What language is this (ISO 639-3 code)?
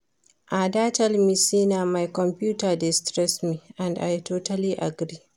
pcm